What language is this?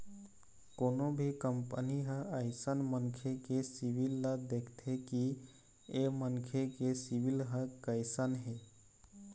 Chhattisgarhi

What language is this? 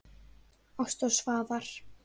Icelandic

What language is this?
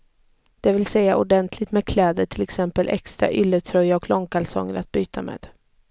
Swedish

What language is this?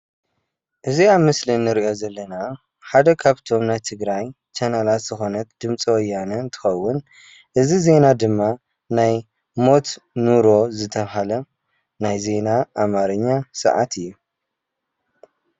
Tigrinya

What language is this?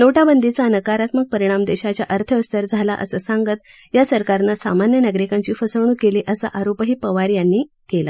Marathi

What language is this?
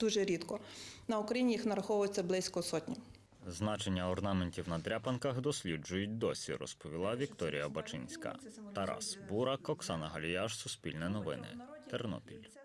Ukrainian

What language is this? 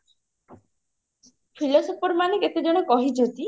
Odia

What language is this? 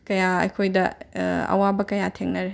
Manipuri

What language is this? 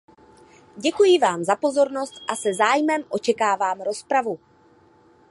Czech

